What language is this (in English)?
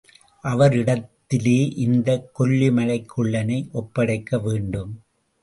Tamil